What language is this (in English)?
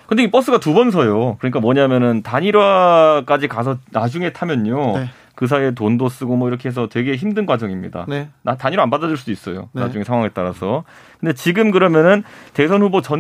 Korean